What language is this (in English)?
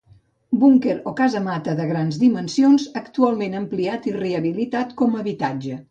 Catalan